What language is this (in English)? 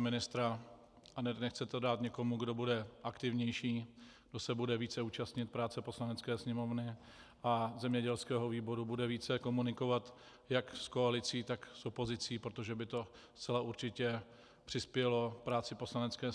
Czech